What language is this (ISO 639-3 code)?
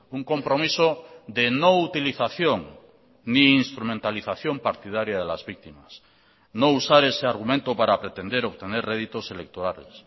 spa